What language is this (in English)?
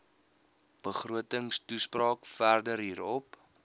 Afrikaans